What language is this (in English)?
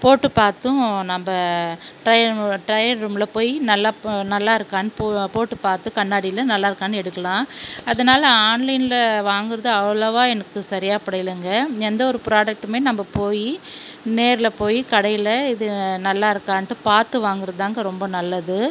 Tamil